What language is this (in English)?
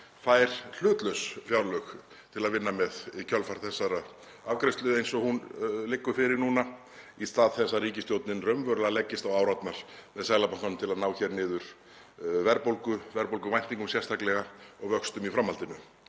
Icelandic